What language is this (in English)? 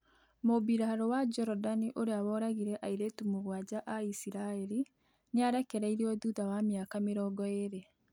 Kikuyu